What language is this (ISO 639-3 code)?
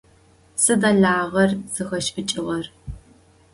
ady